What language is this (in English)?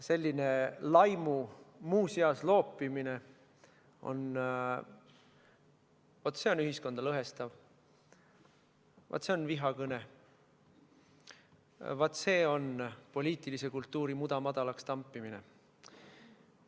Estonian